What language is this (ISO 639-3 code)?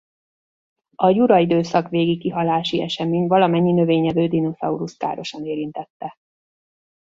hun